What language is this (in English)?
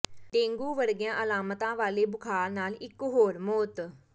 Punjabi